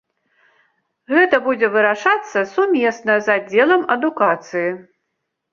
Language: Belarusian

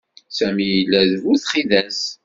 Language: Kabyle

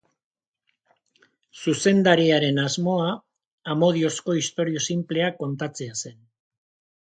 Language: Basque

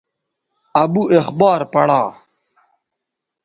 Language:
Bateri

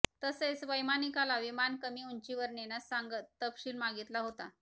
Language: Marathi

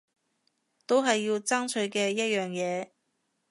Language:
Cantonese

